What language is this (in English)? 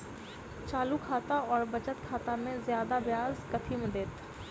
Maithili